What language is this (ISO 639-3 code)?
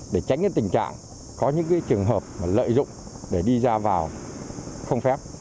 vie